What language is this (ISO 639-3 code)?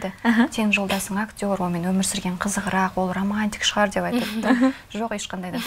rus